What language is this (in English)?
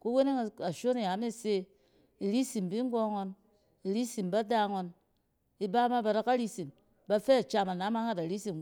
Cen